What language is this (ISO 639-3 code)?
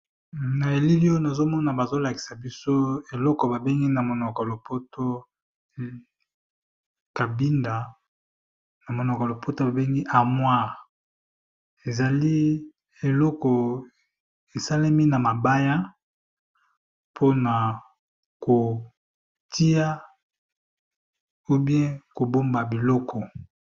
lin